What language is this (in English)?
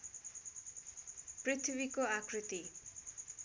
Nepali